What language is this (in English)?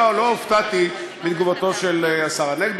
Hebrew